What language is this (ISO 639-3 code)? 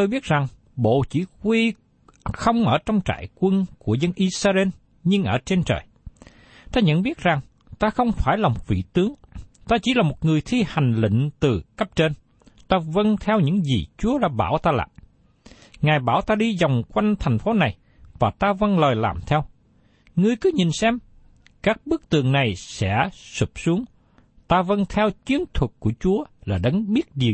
vie